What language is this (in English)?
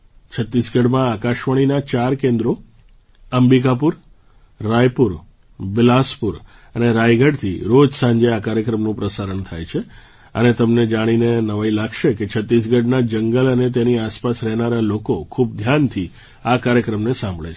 Gujarati